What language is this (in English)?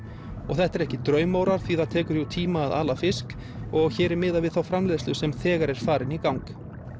Icelandic